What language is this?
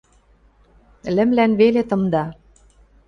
Western Mari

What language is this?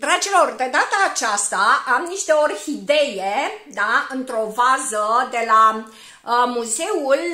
Romanian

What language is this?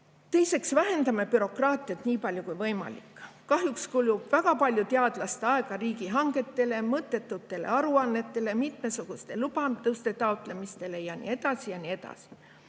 Estonian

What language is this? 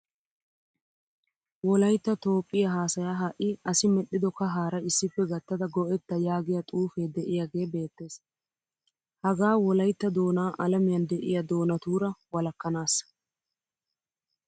Wolaytta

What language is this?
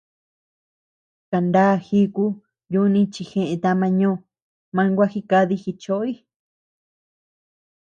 Tepeuxila Cuicatec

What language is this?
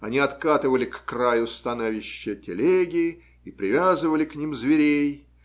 Russian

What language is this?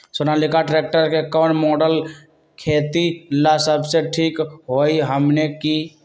Magahi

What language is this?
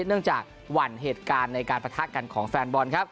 Thai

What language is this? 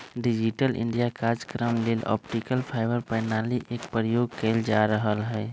Magahi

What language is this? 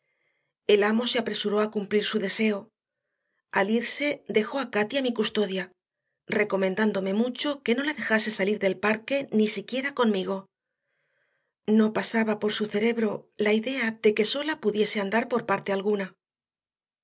Spanish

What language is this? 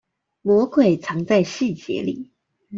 Chinese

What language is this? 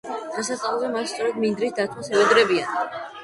Georgian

